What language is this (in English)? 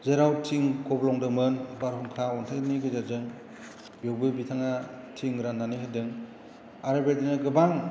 Bodo